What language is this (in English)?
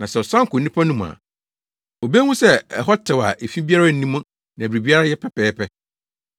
Akan